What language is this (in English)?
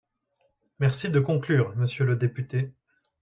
French